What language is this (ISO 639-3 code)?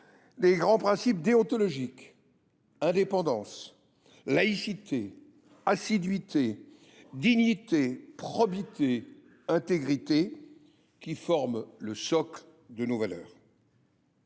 fra